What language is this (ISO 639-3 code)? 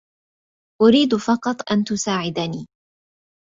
ara